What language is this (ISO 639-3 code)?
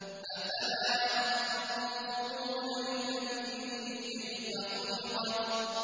ara